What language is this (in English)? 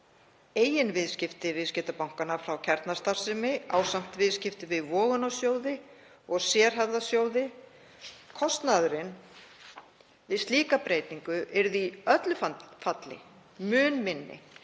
Icelandic